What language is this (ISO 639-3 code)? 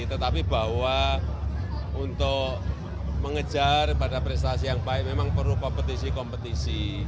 ind